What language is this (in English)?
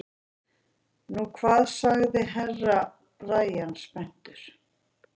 Icelandic